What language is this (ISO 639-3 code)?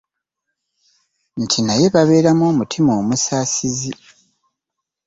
lug